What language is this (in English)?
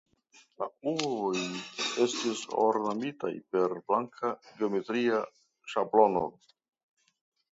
Esperanto